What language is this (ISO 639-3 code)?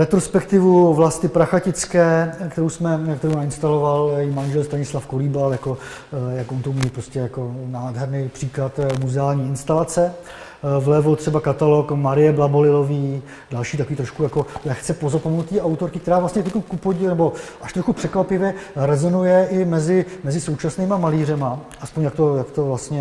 ces